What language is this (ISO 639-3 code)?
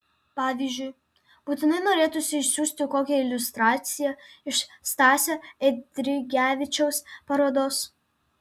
lit